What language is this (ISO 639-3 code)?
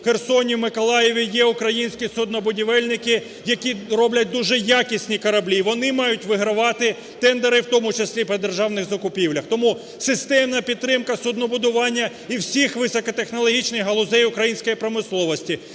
ukr